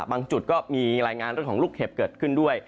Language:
Thai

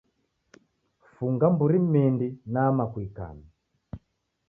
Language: Taita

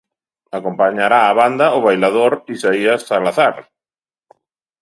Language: Galician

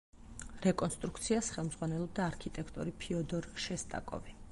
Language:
Georgian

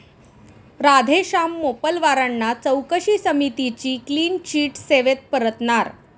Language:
Marathi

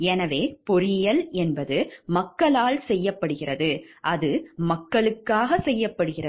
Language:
Tamil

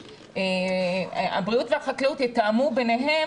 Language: Hebrew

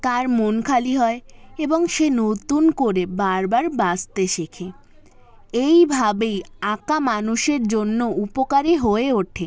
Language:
Bangla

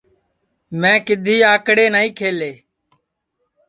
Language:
Sansi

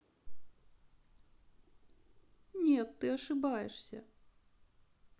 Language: Russian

